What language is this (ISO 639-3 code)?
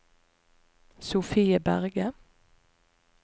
nor